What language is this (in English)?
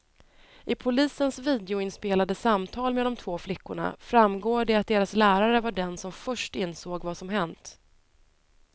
Swedish